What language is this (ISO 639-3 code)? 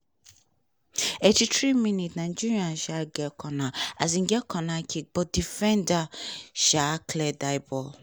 pcm